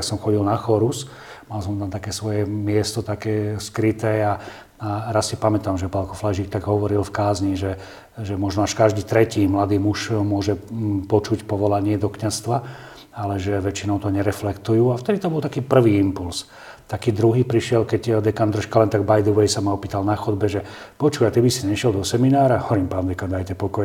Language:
Slovak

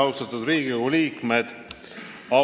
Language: Estonian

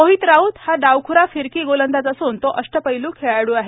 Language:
Marathi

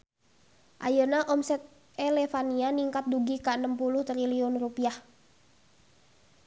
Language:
Sundanese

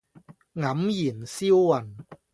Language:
Cantonese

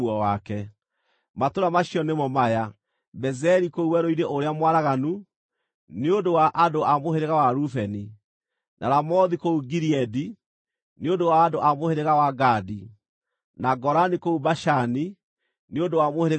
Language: Kikuyu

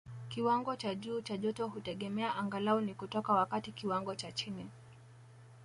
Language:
Swahili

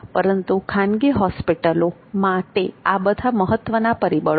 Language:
Gujarati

